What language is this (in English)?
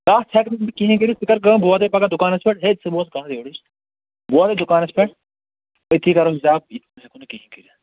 Kashmiri